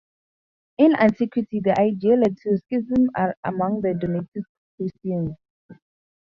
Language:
English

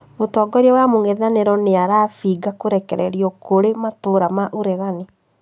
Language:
Kikuyu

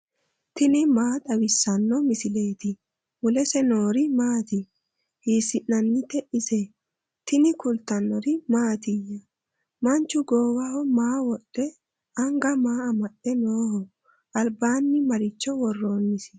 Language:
Sidamo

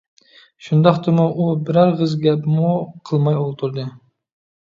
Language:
Uyghur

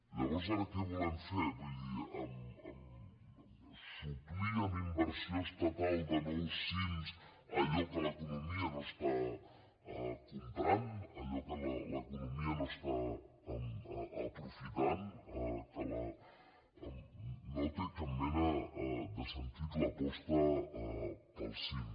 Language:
Catalan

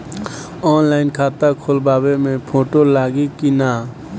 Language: Bhojpuri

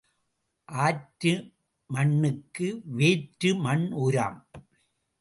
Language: Tamil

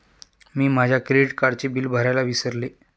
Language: Marathi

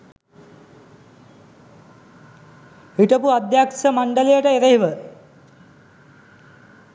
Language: Sinhala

